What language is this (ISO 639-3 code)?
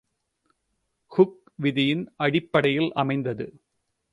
tam